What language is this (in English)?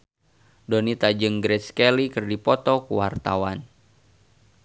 Sundanese